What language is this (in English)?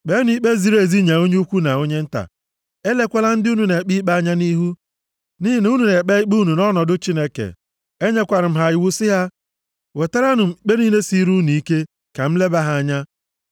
Igbo